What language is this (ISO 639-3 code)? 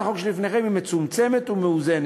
heb